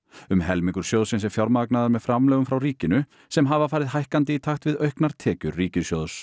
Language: Icelandic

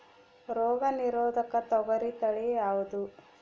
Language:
Kannada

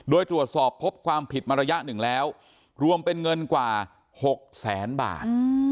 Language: Thai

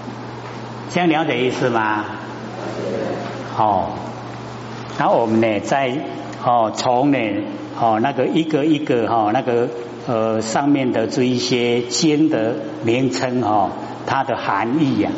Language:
Chinese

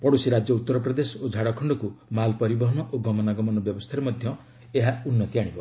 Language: Odia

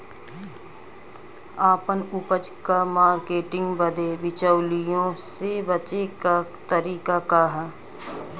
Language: Bhojpuri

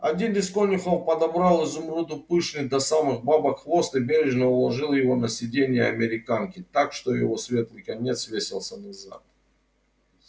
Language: Russian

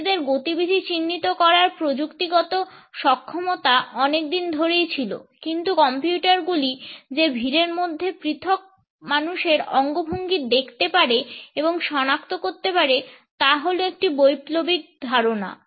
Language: Bangla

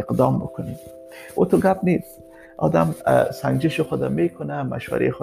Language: Persian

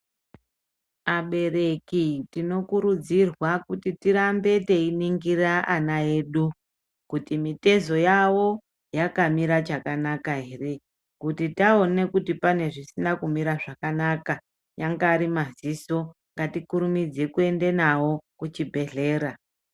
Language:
Ndau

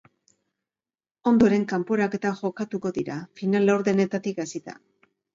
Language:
Basque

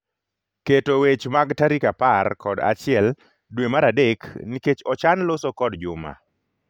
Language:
Luo (Kenya and Tanzania)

